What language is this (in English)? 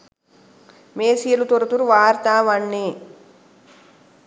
Sinhala